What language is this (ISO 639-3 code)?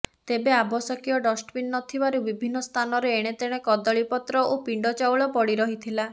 ori